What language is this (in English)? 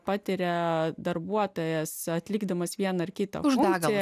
Lithuanian